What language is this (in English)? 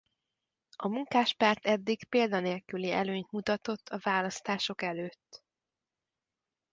Hungarian